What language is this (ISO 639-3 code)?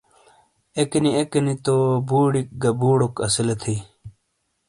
scl